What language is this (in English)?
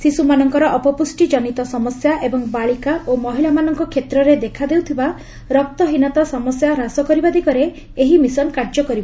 Odia